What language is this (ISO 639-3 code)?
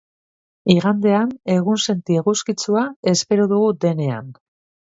eus